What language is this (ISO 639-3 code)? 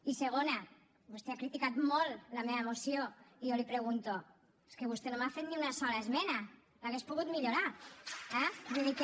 cat